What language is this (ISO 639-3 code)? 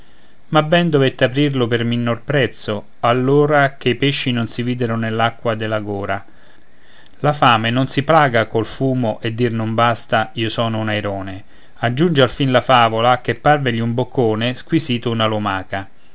ita